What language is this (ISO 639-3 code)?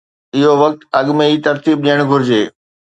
snd